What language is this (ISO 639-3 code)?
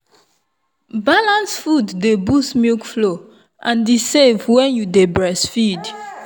pcm